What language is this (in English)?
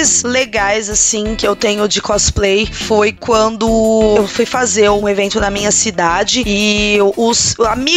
Portuguese